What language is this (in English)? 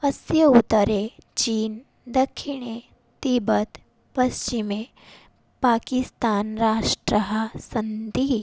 Sanskrit